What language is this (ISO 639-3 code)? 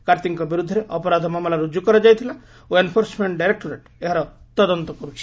ori